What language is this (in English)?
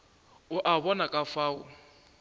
Northern Sotho